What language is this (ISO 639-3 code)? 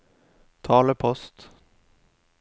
nor